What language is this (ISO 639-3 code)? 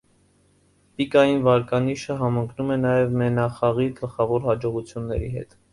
hye